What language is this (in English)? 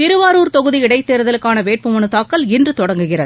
Tamil